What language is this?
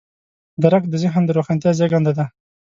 Pashto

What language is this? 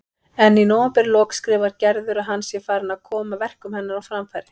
Icelandic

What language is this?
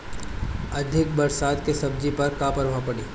Bhojpuri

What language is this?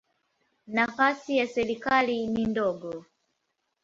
Swahili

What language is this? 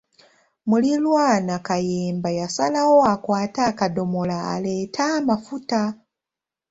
Ganda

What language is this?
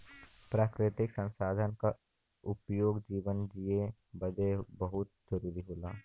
Bhojpuri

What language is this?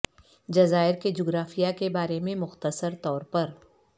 Urdu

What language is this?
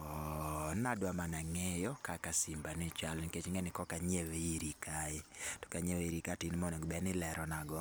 Luo (Kenya and Tanzania)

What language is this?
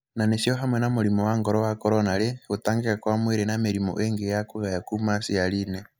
Kikuyu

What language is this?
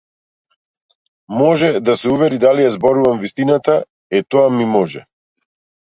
Macedonian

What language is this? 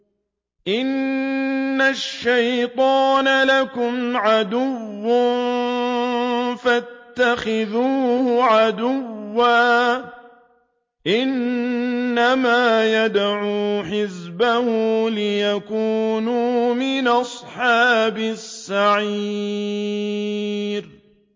Arabic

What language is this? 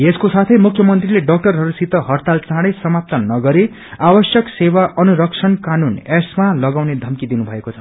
Nepali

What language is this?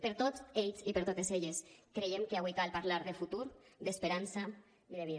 Catalan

